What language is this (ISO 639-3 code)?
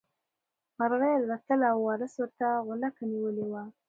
pus